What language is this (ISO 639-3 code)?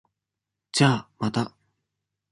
jpn